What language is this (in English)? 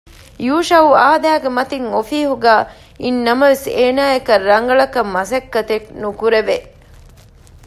Divehi